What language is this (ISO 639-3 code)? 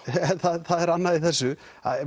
isl